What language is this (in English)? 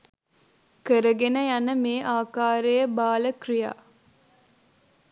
Sinhala